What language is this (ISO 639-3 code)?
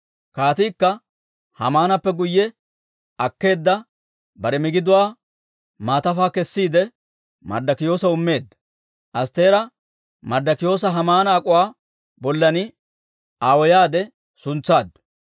dwr